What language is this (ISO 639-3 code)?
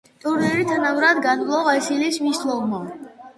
kat